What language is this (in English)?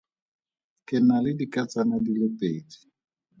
Tswana